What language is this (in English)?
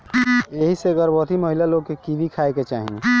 Bhojpuri